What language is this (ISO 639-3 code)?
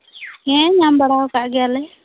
sat